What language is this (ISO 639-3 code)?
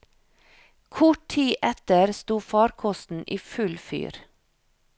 nor